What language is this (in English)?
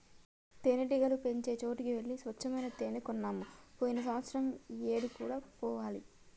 Telugu